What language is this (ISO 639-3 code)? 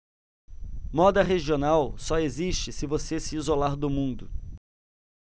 por